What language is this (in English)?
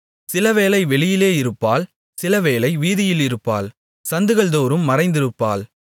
Tamil